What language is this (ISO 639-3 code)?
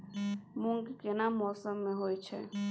mai